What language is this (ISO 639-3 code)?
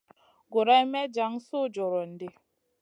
mcn